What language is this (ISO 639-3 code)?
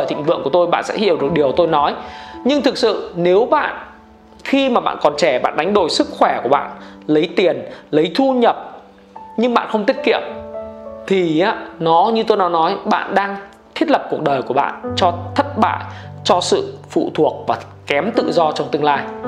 vie